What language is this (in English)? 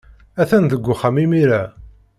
Kabyle